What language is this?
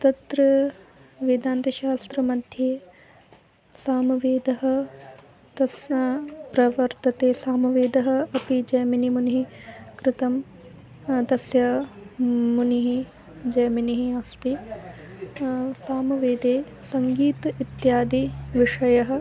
Sanskrit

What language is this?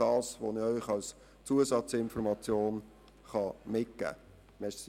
Swiss German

